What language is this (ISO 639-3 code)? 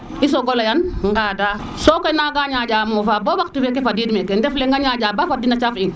srr